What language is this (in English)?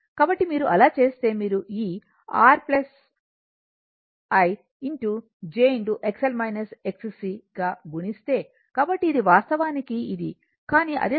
Telugu